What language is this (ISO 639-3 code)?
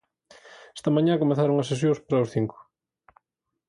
glg